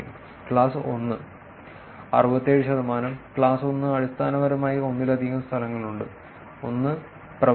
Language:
Malayalam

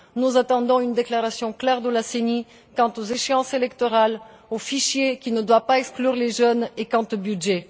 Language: French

